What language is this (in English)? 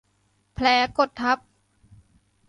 Thai